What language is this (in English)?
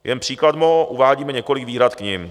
Czech